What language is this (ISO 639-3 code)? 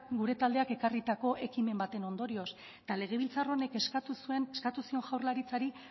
eus